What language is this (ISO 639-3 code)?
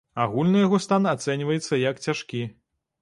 bel